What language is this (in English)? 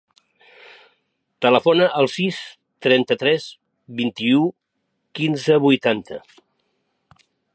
Catalan